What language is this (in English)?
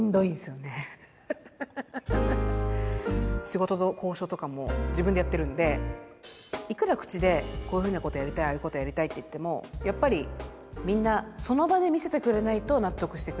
Japanese